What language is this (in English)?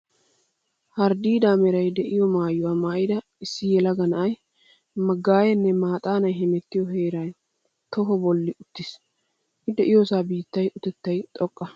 Wolaytta